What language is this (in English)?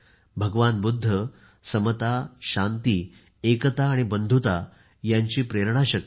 Marathi